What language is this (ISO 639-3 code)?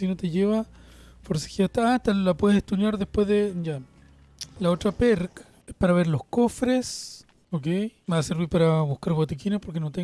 spa